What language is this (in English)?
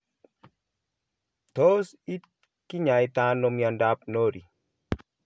Kalenjin